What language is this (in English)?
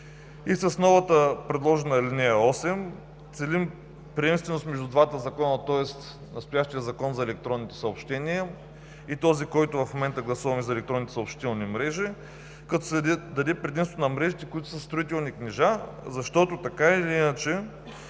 Bulgarian